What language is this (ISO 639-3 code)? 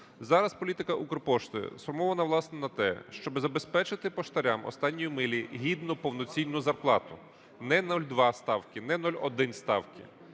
ukr